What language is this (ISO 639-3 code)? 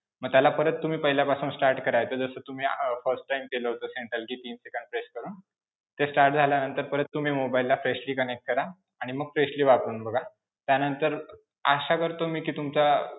mar